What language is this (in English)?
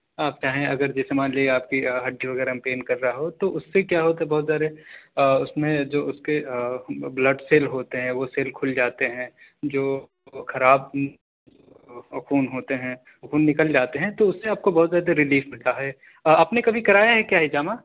Urdu